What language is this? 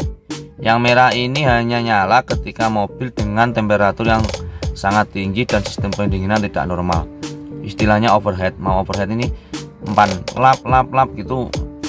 Indonesian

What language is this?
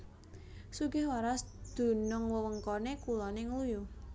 Javanese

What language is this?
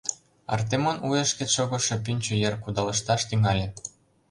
Mari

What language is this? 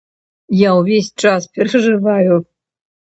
Belarusian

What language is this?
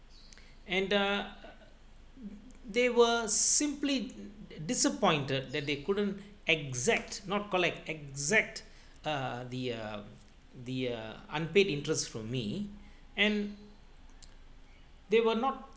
English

